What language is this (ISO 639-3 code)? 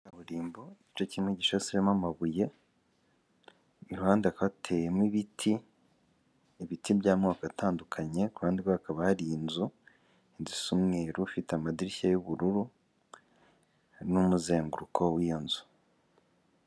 kin